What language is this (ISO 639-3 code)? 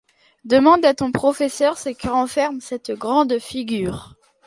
fra